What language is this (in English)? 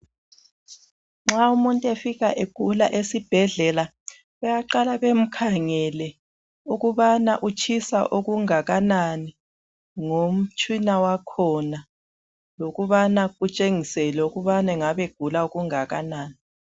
North Ndebele